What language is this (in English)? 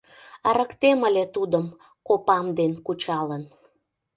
Mari